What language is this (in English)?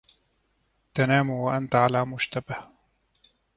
Arabic